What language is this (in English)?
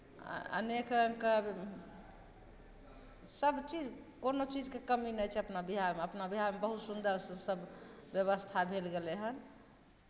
Maithili